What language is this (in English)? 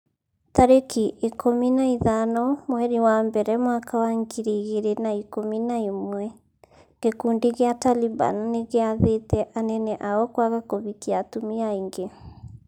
Kikuyu